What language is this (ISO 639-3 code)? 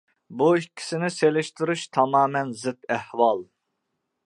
uig